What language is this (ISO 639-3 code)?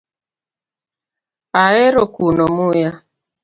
luo